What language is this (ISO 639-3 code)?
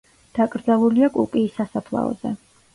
kat